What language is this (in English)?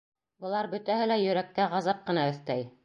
Bashkir